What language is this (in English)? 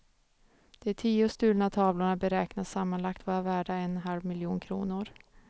Swedish